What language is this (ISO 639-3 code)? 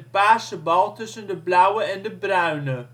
nld